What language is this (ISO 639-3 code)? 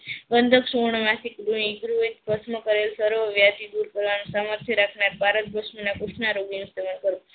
guj